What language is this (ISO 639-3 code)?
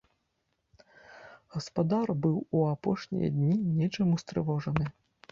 bel